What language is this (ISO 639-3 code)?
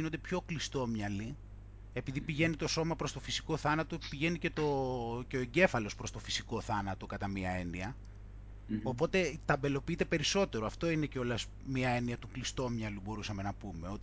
ell